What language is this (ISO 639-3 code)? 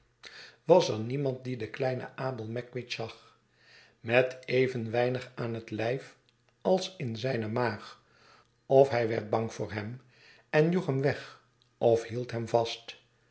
nld